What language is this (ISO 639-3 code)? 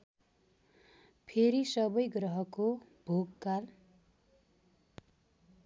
nep